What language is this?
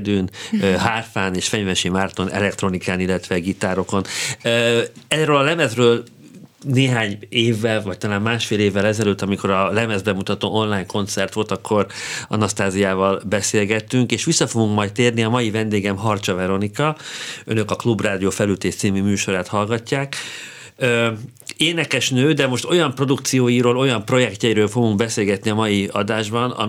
Hungarian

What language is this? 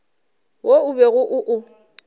Northern Sotho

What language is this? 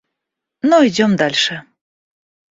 Russian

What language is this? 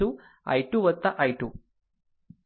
Gujarati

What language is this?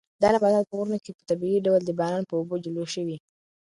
Pashto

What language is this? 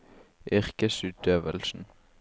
Norwegian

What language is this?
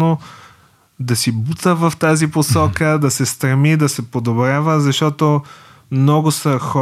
Bulgarian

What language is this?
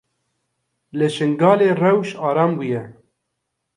Kurdish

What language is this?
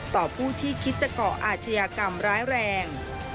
Thai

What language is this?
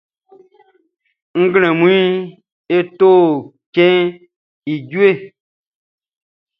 Baoulé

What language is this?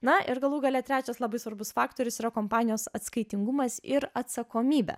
Lithuanian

